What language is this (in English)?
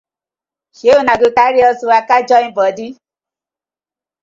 Nigerian Pidgin